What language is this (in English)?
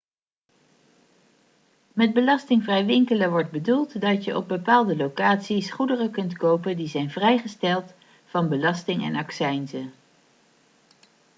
Dutch